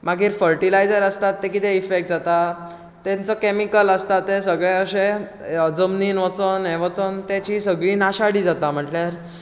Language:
Konkani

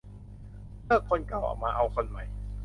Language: Thai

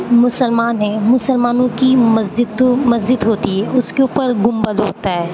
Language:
Urdu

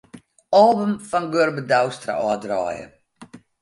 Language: Western Frisian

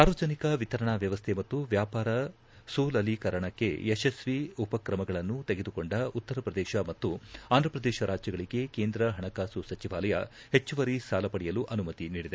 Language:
Kannada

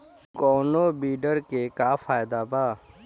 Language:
Bhojpuri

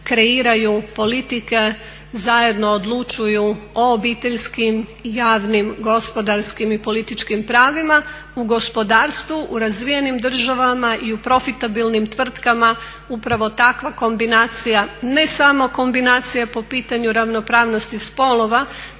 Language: Croatian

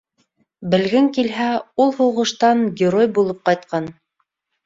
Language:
Bashkir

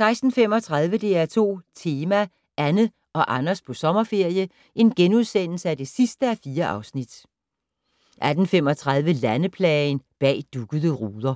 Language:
Danish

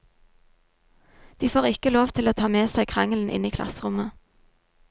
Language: Norwegian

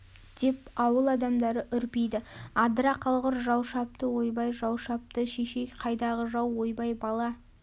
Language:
Kazakh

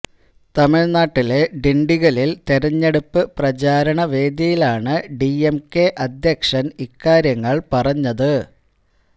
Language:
Malayalam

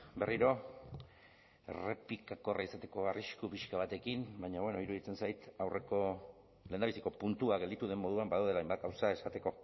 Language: Basque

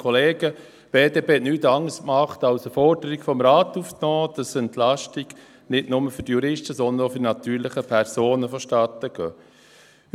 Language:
Swiss German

